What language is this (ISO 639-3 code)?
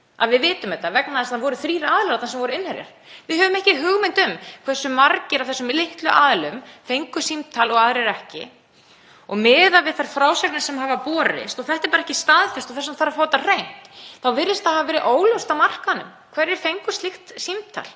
isl